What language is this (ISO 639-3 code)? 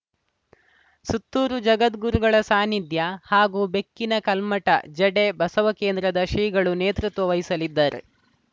kan